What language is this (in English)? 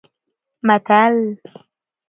Pashto